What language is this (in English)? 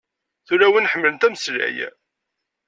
Kabyle